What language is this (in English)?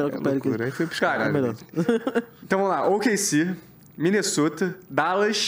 Portuguese